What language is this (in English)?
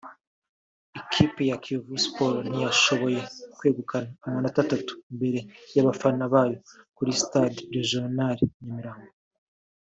Kinyarwanda